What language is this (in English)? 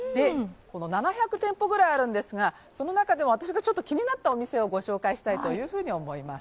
Japanese